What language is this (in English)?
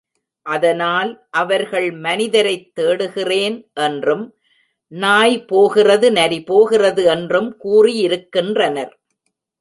Tamil